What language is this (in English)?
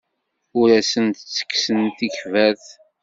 Kabyle